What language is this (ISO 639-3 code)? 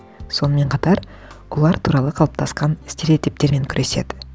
kaz